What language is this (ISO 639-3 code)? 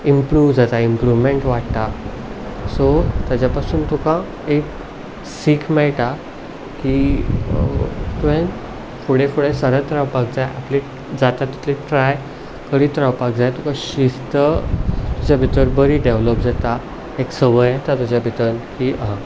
kok